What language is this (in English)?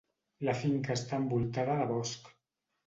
Catalan